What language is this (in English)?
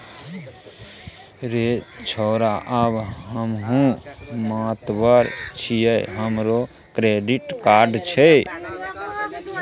Maithili